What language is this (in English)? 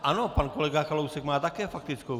Czech